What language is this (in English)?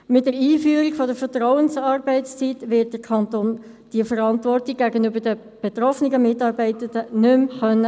Swiss German